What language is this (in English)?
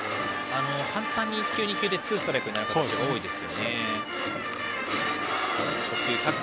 Japanese